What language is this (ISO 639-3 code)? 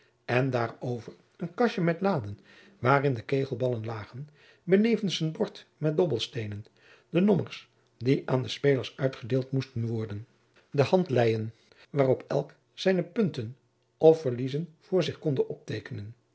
nld